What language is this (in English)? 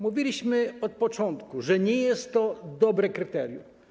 Polish